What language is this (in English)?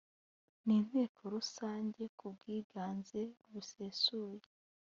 Kinyarwanda